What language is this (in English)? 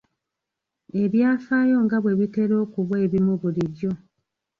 Ganda